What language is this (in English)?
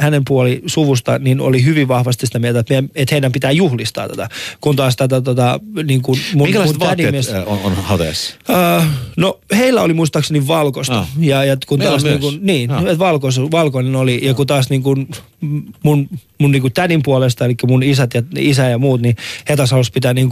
Finnish